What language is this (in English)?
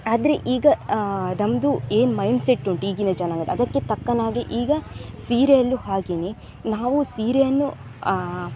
Kannada